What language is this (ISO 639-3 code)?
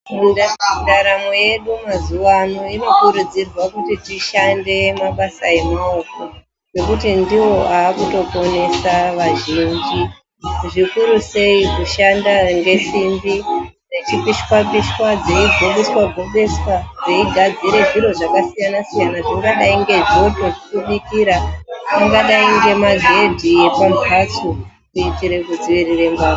ndc